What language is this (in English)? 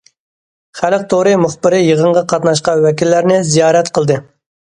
Uyghur